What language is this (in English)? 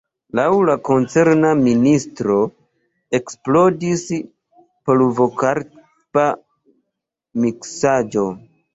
Esperanto